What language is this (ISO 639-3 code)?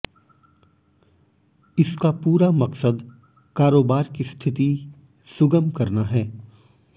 hin